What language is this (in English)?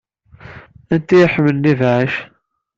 Kabyle